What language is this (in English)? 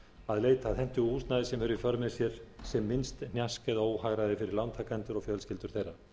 Icelandic